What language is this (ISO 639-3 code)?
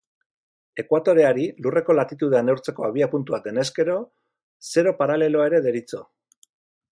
eus